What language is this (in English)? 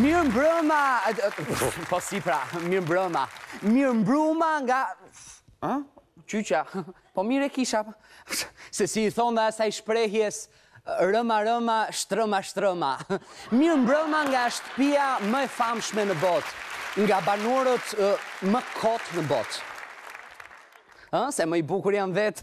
Romanian